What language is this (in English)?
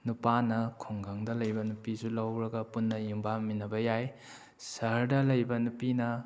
Manipuri